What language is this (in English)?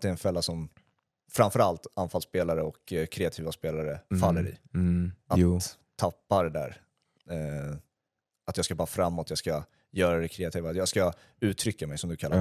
Swedish